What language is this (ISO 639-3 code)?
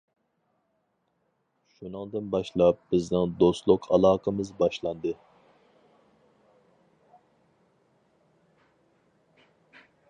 uig